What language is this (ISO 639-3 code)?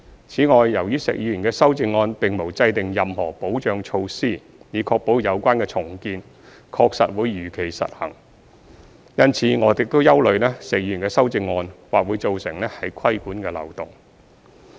yue